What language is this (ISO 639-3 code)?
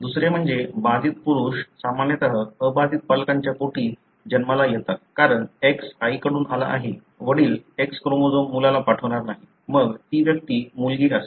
mar